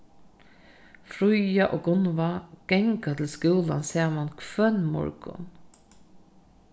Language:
Faroese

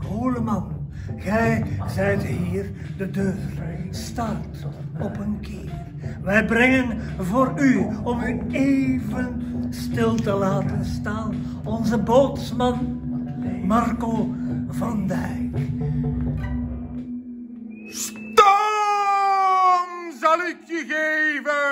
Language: Dutch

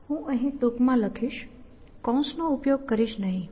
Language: Gujarati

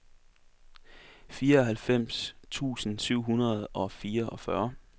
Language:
Danish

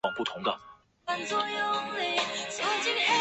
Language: Chinese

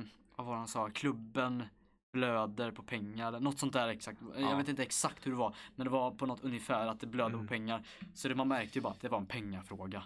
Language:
Swedish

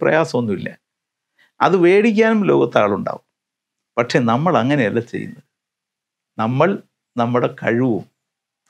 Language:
Malayalam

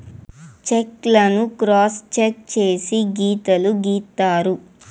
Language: Telugu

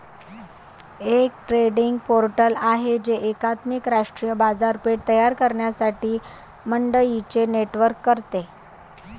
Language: Marathi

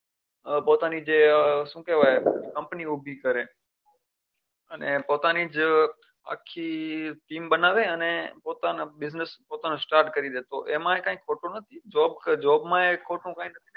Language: Gujarati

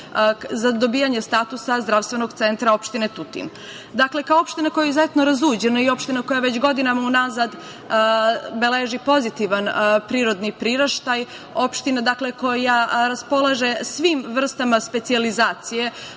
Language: Serbian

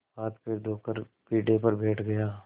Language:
Hindi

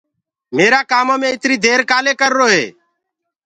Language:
Gurgula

